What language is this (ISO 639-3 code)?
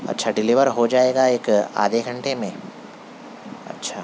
urd